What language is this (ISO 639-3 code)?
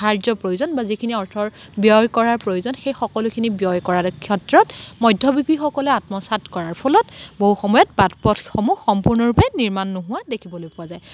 asm